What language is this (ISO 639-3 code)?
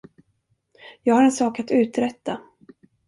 swe